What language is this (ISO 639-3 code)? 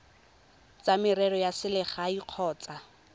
tsn